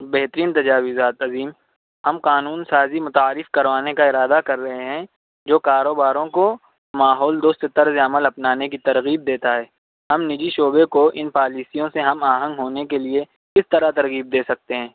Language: Urdu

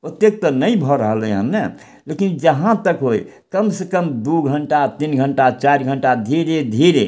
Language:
Maithili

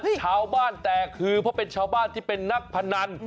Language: Thai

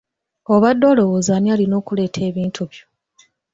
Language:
Ganda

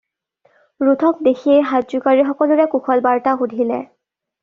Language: Assamese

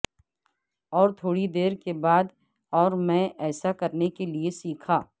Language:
Urdu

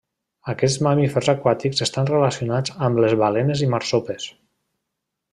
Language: Catalan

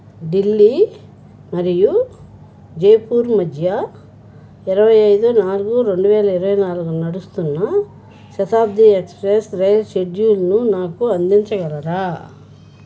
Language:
Telugu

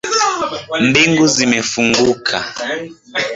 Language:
Swahili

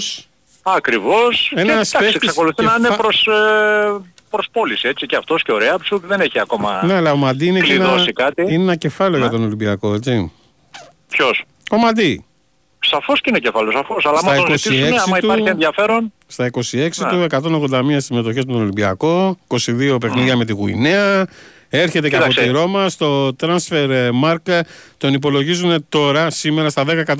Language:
Greek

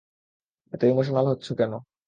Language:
Bangla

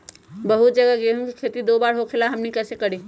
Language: Magahi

